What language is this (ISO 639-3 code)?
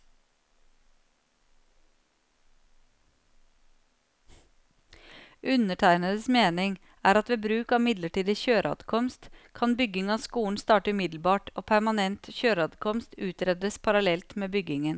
nor